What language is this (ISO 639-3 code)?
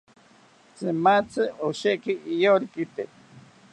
cpy